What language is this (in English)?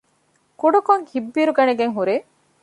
Divehi